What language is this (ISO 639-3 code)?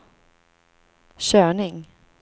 swe